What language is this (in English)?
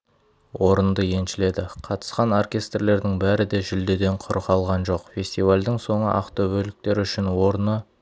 Kazakh